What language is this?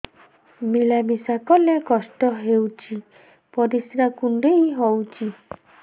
Odia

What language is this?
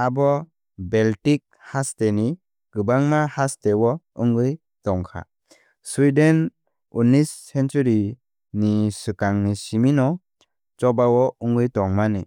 Kok Borok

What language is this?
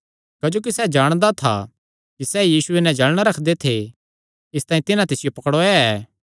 Kangri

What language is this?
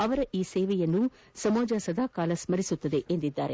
Kannada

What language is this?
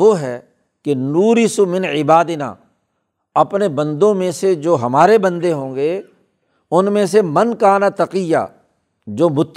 Urdu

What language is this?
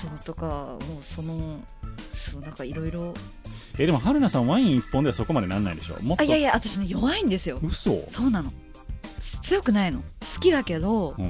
Japanese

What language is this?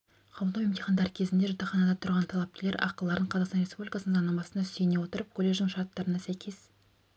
Kazakh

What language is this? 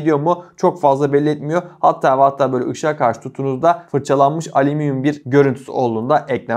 Turkish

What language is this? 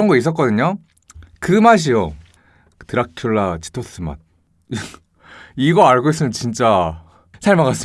Korean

